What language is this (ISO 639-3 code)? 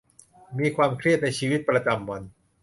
tha